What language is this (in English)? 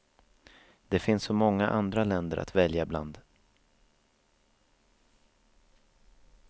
Swedish